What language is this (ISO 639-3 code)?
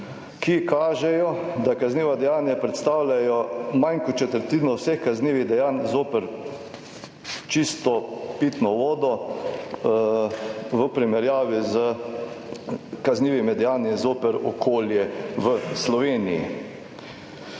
slv